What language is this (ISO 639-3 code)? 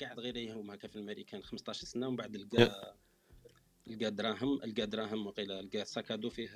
ara